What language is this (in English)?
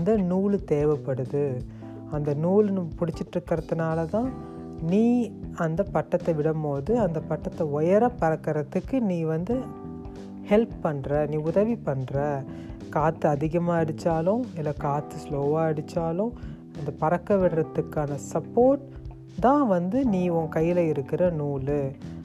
Tamil